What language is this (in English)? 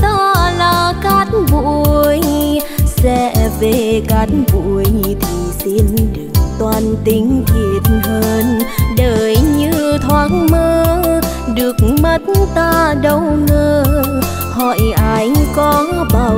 Vietnamese